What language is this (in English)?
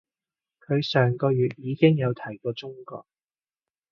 Cantonese